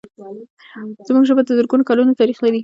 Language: Pashto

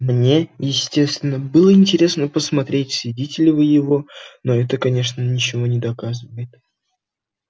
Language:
Russian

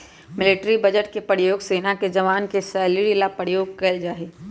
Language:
Magahi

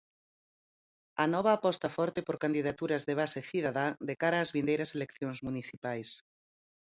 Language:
Galician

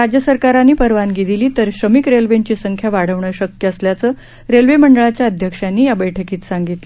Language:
Marathi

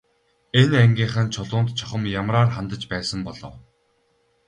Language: Mongolian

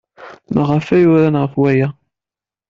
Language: Kabyle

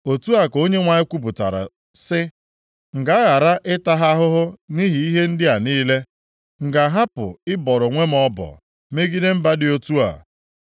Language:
Igbo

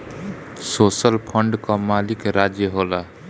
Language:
Bhojpuri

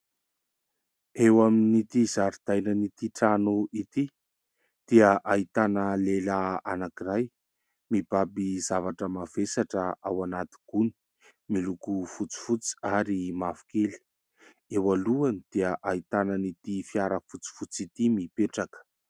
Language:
Malagasy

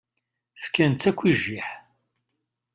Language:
Kabyle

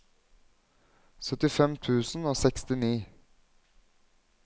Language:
Norwegian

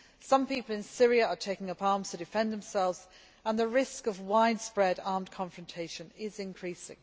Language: English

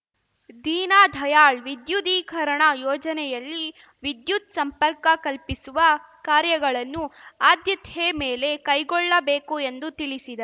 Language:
Kannada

